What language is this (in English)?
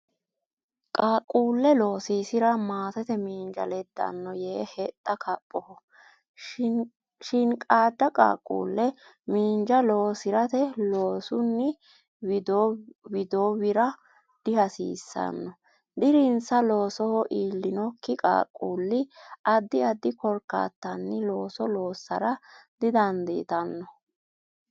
Sidamo